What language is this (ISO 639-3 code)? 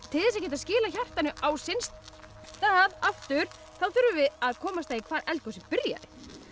isl